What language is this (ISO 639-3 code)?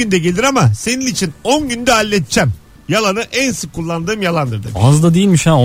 tur